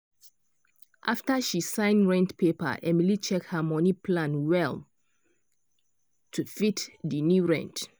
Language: Nigerian Pidgin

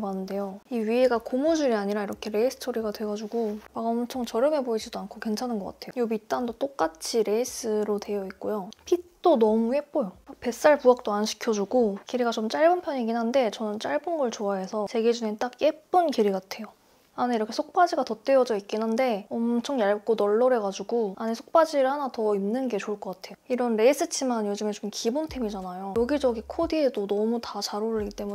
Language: Korean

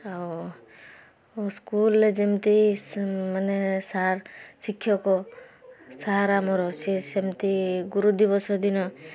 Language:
Odia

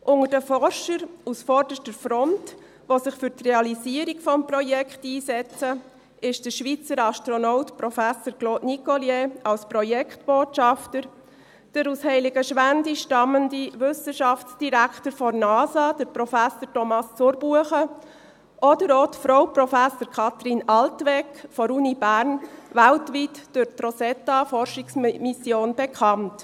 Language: Swiss German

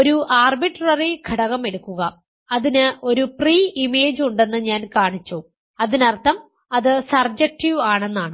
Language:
Malayalam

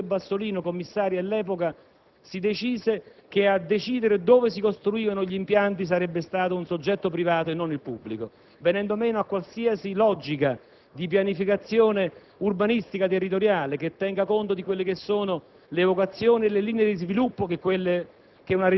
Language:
Italian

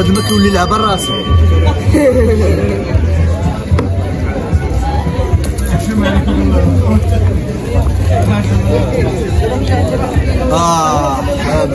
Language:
Arabic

